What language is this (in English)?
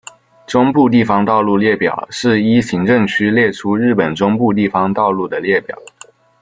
Chinese